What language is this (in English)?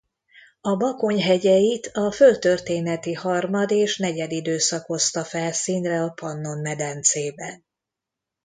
Hungarian